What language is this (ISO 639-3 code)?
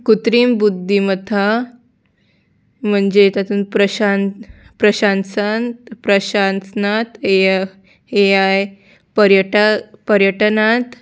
kok